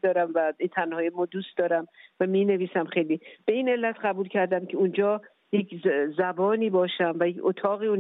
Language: Persian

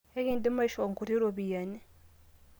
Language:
Masai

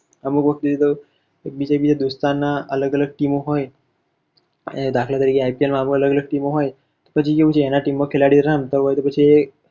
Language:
Gujarati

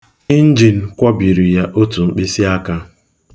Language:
Igbo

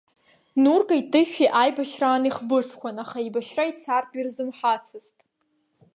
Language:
Abkhazian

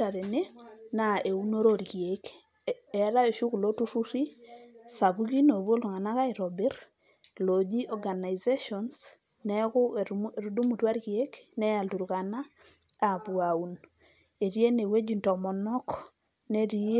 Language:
Masai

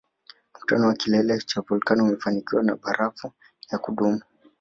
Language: Swahili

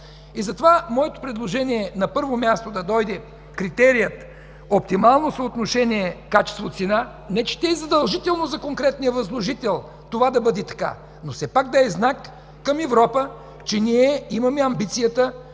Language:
Bulgarian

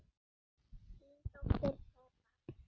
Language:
Icelandic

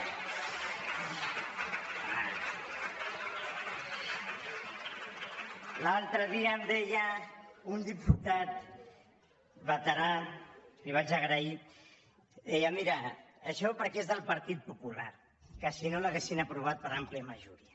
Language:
Catalan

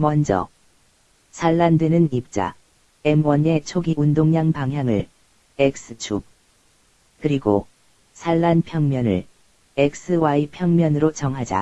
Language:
Korean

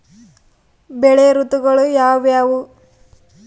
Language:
Kannada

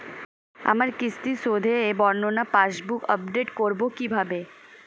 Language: Bangla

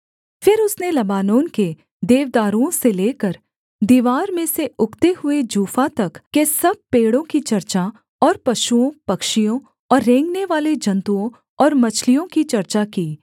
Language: Hindi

